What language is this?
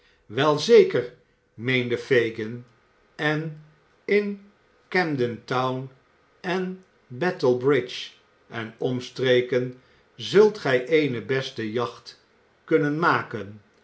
Dutch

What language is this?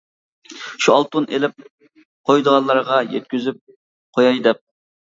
Uyghur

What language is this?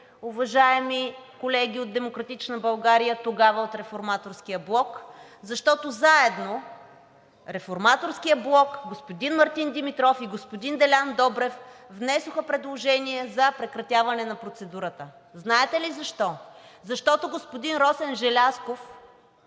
Bulgarian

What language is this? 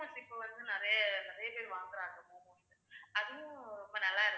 Tamil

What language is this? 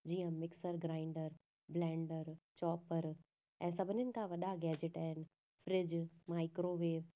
Sindhi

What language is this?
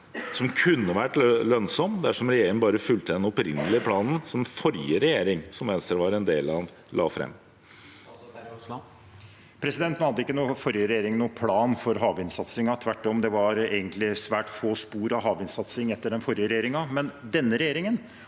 Norwegian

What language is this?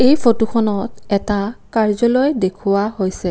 Assamese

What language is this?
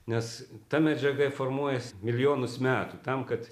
Lithuanian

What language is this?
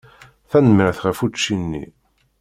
Kabyle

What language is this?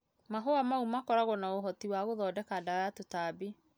Kikuyu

